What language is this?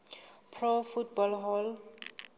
Southern Sotho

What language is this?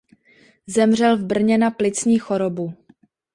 Czech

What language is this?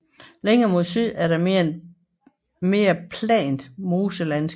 Danish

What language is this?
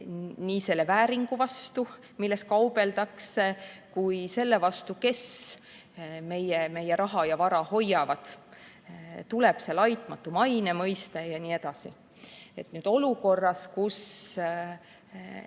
Estonian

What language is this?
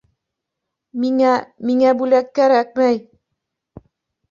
Bashkir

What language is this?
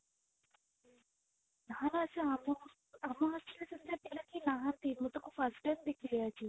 Odia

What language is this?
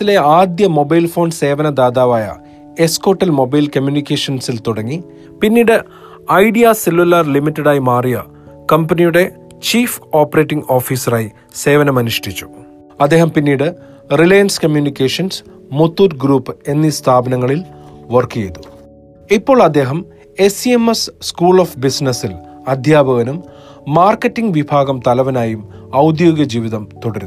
Malayalam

